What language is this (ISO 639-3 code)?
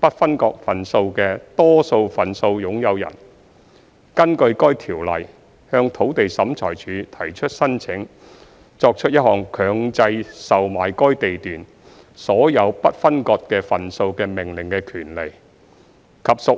yue